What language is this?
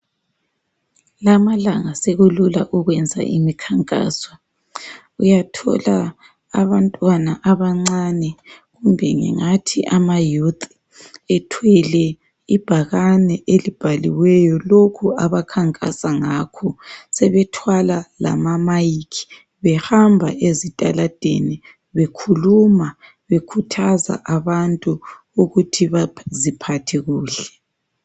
North Ndebele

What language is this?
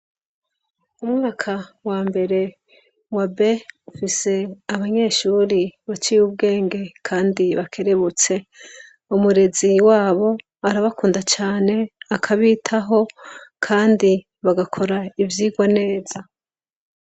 Rundi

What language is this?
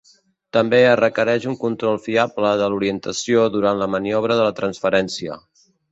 Catalan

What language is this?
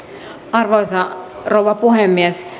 Finnish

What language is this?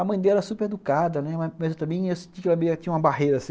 Portuguese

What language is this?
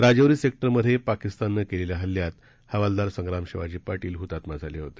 Marathi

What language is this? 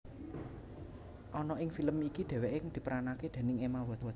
Javanese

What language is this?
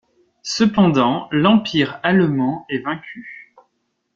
French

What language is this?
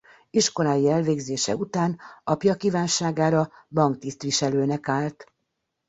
Hungarian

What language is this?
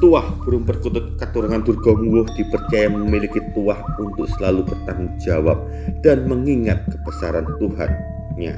Indonesian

